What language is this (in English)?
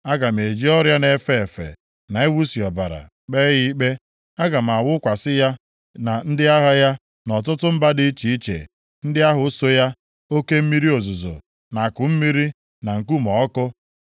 Igbo